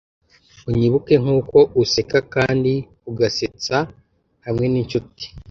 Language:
Kinyarwanda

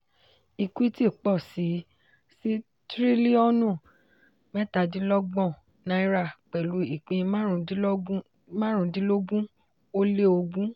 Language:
Yoruba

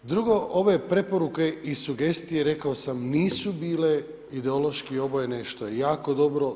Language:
Croatian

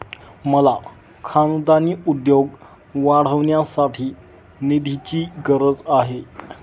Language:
Marathi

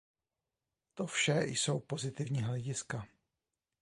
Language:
Czech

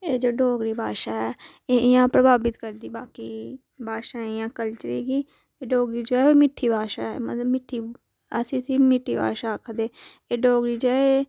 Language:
Dogri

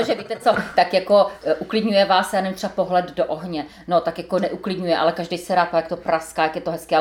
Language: Czech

